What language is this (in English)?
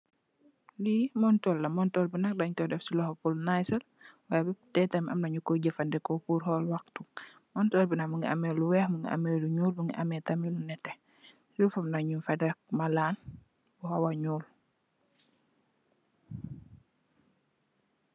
Wolof